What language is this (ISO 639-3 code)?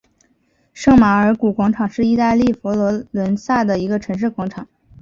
zho